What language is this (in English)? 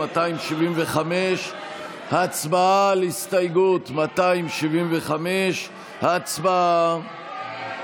Hebrew